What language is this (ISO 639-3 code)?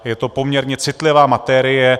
ces